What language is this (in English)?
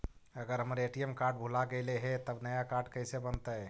Magahi